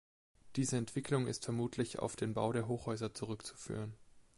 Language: German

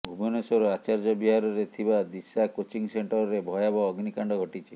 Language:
Odia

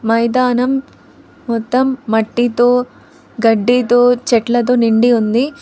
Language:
Telugu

